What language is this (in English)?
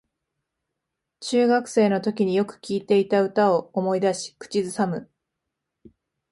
Japanese